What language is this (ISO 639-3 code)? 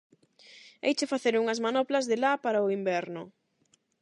glg